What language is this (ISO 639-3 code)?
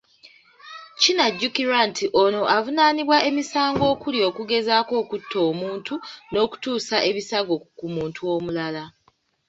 lug